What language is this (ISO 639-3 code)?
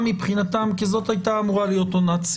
heb